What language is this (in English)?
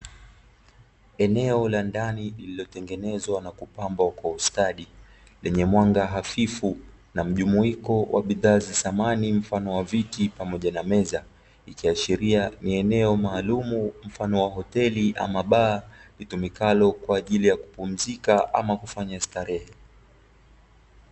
Swahili